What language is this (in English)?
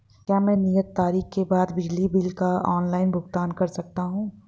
Hindi